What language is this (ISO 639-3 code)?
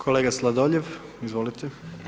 hrv